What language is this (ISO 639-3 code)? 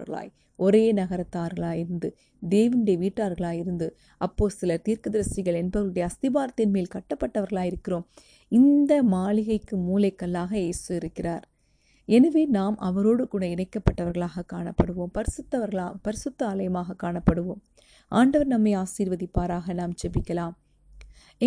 tam